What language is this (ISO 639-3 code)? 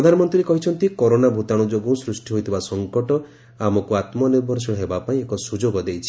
ori